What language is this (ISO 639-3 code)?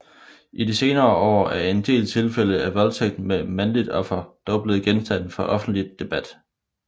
dan